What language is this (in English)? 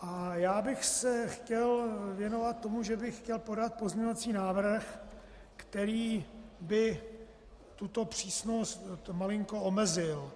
Czech